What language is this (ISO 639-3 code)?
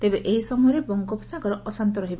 ori